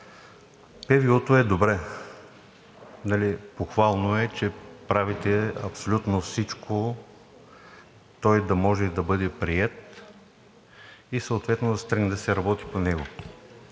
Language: Bulgarian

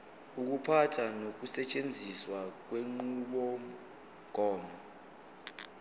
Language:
Zulu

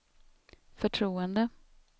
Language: Swedish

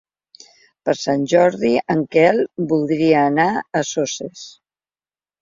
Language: Catalan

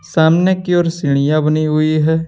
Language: Hindi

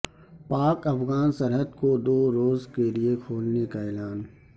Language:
Urdu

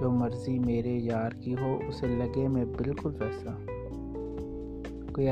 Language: Urdu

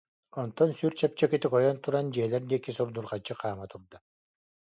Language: Yakut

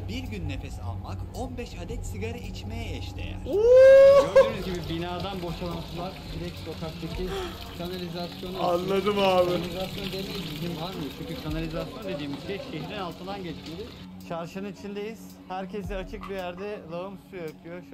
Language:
Turkish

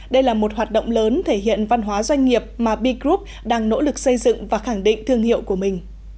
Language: Vietnamese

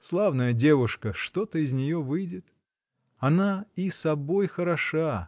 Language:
Russian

